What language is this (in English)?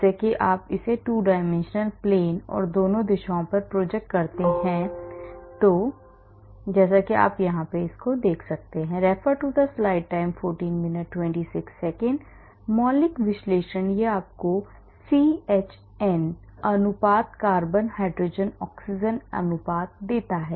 Hindi